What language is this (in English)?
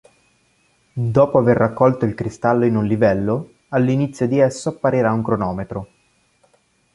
Italian